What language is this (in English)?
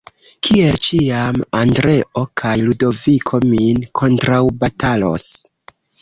Esperanto